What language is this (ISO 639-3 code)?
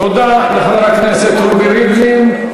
heb